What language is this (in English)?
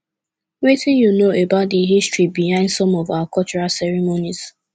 Nigerian Pidgin